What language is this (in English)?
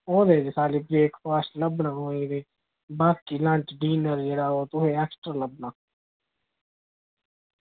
Dogri